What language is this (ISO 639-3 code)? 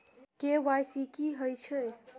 mai